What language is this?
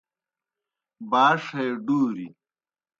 Kohistani Shina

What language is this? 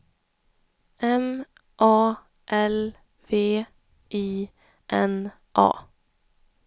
Swedish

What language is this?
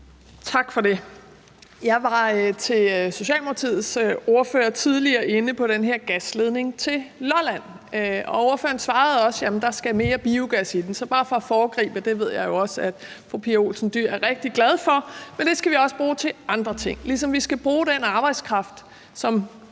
Danish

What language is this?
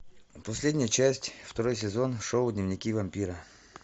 Russian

